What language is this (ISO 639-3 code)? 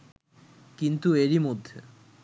ben